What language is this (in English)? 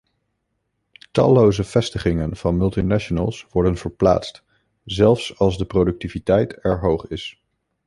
Dutch